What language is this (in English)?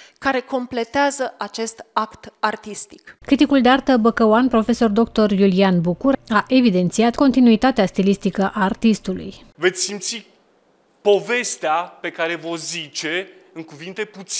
Romanian